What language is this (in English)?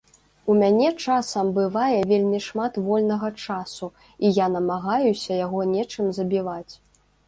Belarusian